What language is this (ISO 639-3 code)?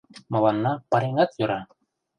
chm